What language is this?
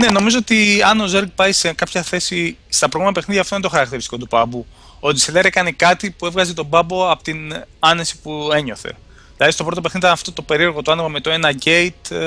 Greek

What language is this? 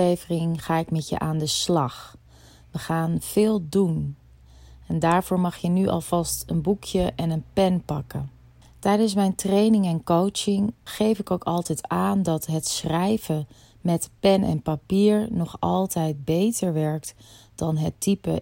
Dutch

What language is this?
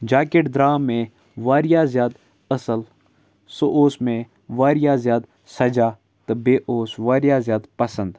Kashmiri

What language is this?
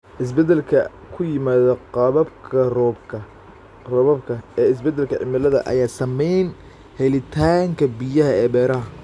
Somali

